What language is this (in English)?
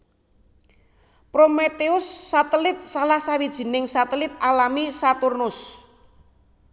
Javanese